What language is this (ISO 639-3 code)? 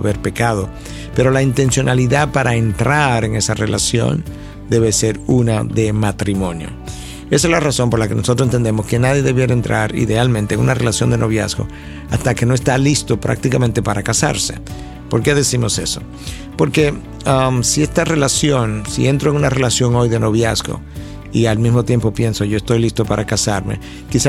spa